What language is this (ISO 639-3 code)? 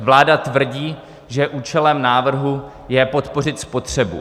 ces